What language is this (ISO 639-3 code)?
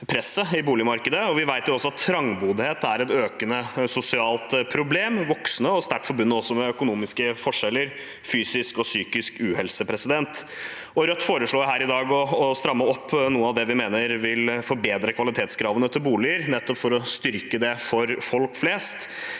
nor